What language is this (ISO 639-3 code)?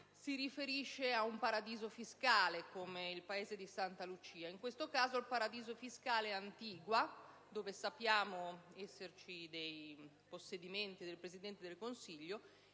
ita